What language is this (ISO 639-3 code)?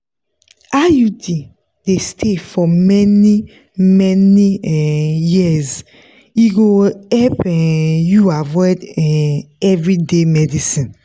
pcm